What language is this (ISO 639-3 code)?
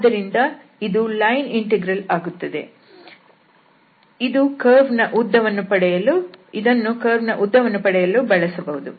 kan